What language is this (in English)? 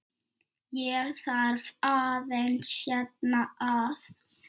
Icelandic